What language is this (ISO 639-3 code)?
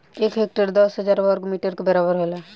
bho